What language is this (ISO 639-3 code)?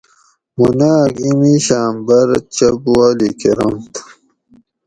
gwc